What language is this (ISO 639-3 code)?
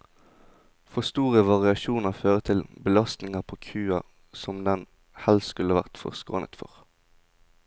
nor